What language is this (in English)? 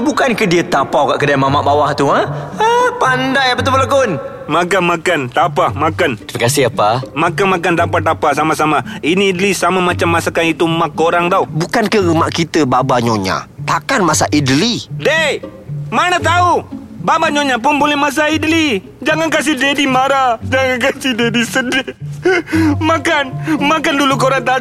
Malay